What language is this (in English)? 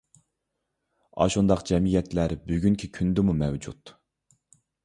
Uyghur